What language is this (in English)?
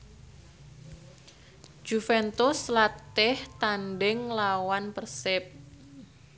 Javanese